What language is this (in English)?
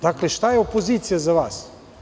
Serbian